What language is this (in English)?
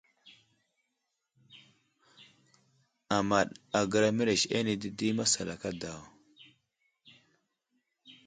Wuzlam